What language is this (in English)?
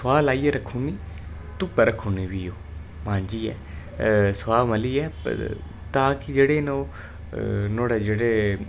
Dogri